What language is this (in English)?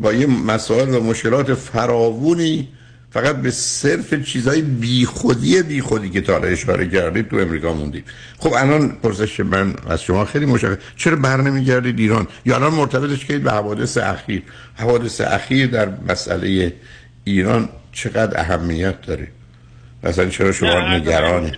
Persian